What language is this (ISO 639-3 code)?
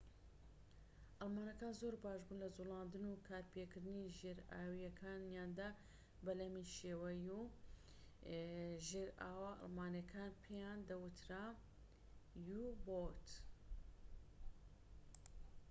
ckb